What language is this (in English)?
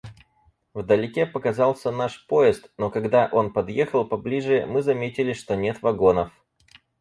Russian